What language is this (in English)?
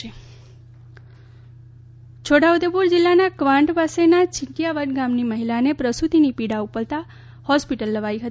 Gujarati